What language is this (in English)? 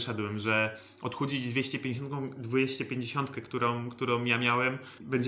Polish